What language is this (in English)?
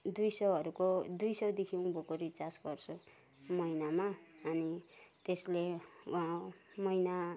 Nepali